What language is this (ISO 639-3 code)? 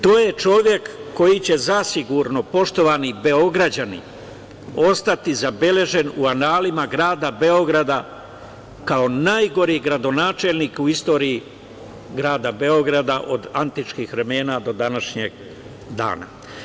srp